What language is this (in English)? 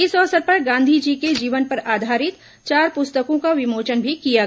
Hindi